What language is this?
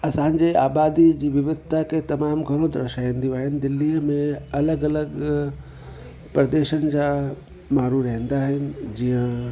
Sindhi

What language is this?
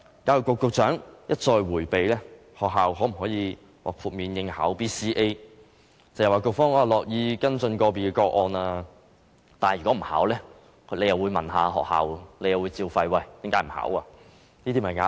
Cantonese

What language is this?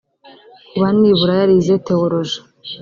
Kinyarwanda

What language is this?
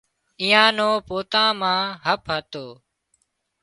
Wadiyara Koli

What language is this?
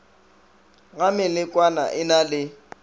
Northern Sotho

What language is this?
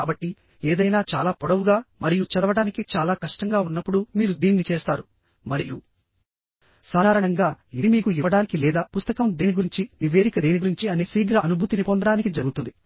Telugu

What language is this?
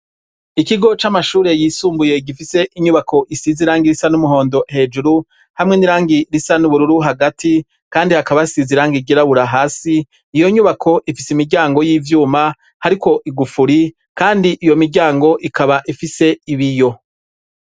Rundi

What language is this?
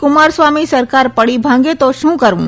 Gujarati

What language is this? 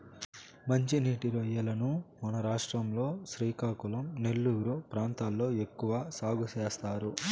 Telugu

